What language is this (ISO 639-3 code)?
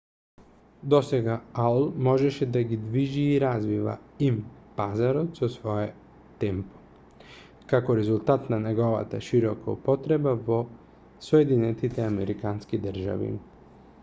mkd